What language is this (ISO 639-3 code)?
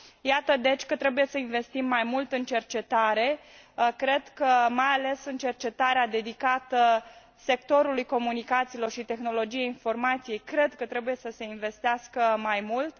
ron